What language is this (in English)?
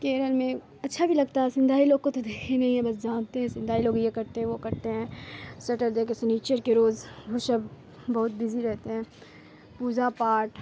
Urdu